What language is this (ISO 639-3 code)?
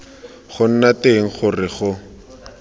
tsn